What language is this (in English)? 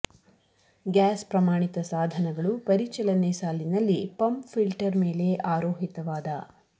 Kannada